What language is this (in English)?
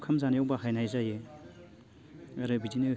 Bodo